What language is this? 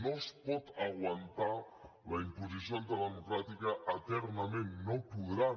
Catalan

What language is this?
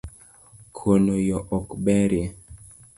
Luo (Kenya and Tanzania)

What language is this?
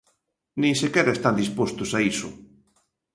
Galician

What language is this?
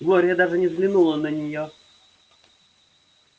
Russian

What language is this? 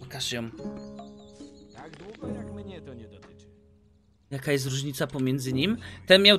Polish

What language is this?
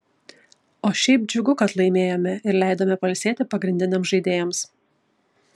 Lithuanian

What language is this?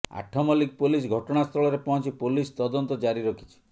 Odia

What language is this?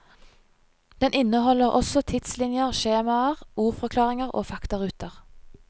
Norwegian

